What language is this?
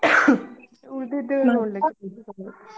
Kannada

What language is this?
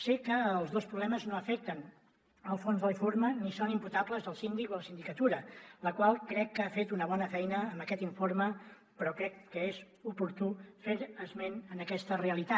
Catalan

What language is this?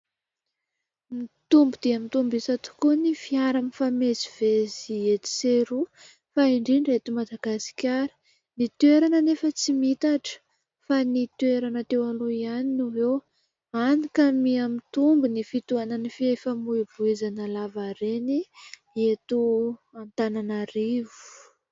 Malagasy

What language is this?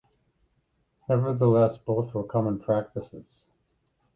English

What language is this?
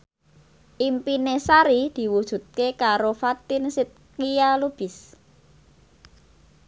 Javanese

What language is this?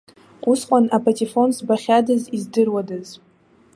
Abkhazian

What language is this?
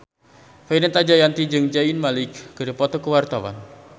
Sundanese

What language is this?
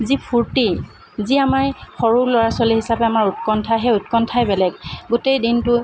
Assamese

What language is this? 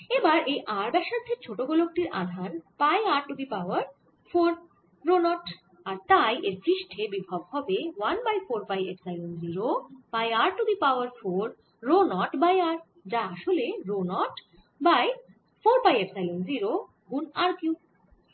Bangla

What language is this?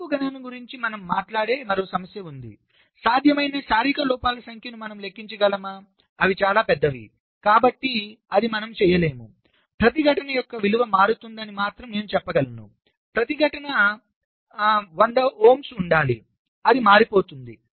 Telugu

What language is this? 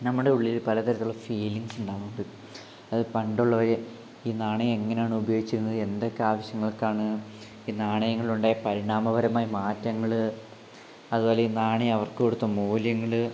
Malayalam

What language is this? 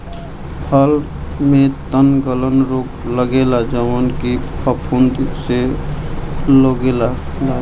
Bhojpuri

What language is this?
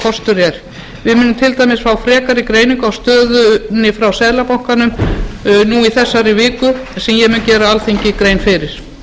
Icelandic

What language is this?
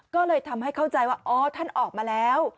Thai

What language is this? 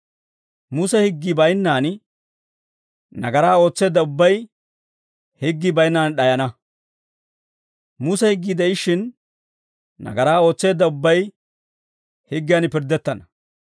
Dawro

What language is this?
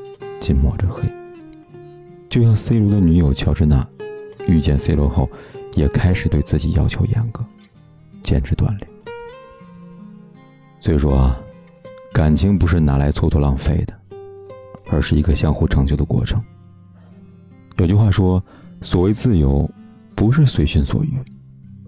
Chinese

